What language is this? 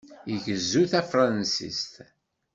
Kabyle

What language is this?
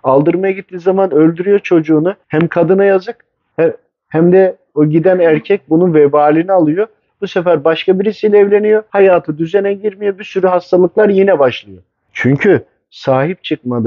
Turkish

